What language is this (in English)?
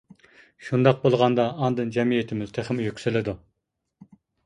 Uyghur